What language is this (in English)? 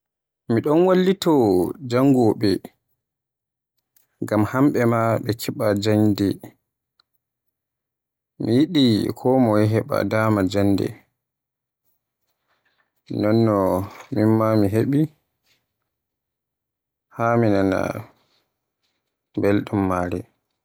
Borgu Fulfulde